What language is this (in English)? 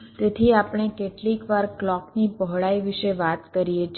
Gujarati